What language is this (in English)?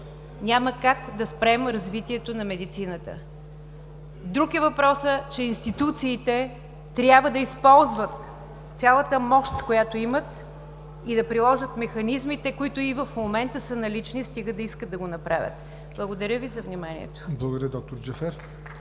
Bulgarian